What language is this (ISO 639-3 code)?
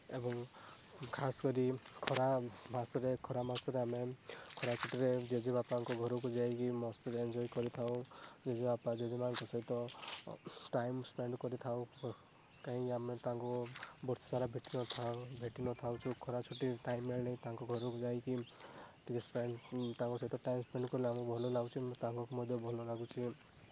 ori